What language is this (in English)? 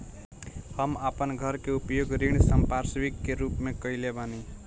Bhojpuri